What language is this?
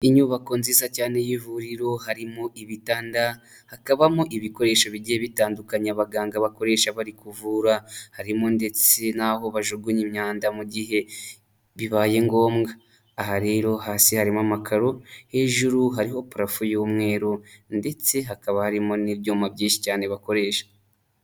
Kinyarwanda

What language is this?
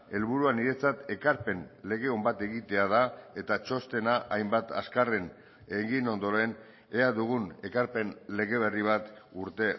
Basque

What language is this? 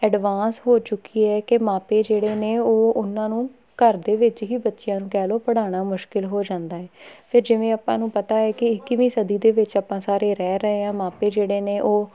Punjabi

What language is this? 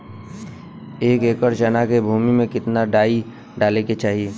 Bhojpuri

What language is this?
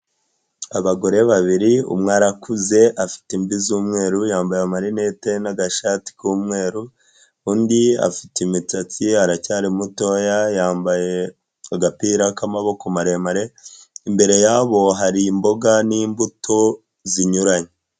Kinyarwanda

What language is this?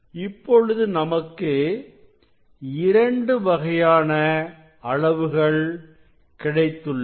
Tamil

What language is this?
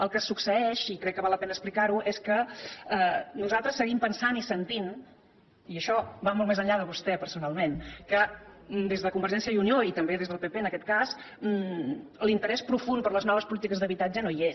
Catalan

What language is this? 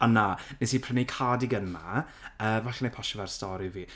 Welsh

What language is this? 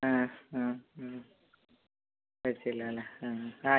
Malayalam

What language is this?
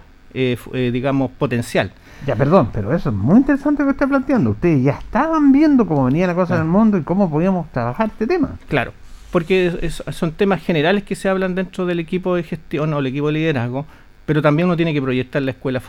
Spanish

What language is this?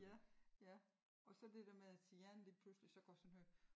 Danish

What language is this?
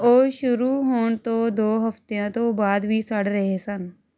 Punjabi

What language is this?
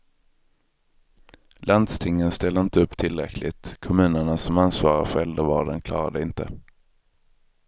Swedish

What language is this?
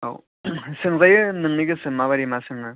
Bodo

